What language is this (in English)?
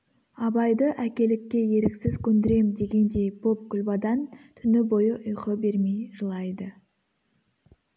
Kazakh